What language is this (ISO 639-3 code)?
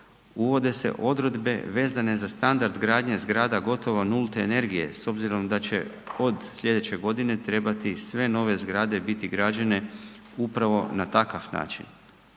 hrv